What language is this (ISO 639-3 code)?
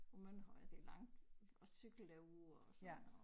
dan